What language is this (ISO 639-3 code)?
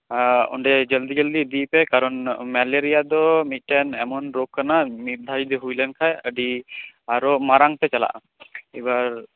sat